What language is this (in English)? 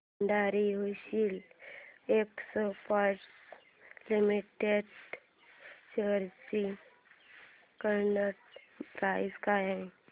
Marathi